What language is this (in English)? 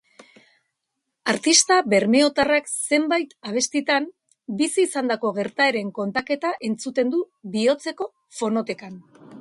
Basque